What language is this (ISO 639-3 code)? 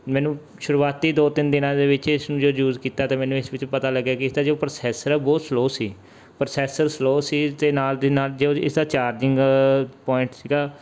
pan